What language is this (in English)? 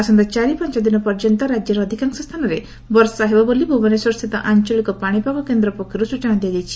Odia